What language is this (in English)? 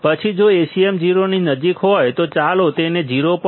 Gujarati